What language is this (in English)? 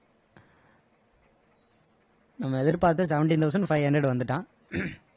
Tamil